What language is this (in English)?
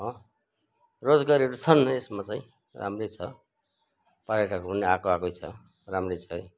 Nepali